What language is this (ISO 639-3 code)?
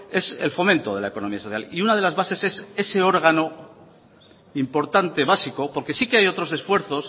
spa